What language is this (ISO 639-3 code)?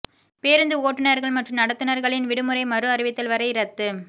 tam